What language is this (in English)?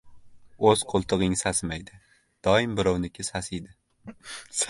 Uzbek